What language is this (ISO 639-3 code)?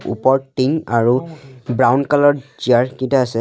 asm